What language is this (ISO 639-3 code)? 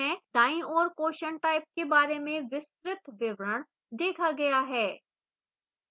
hin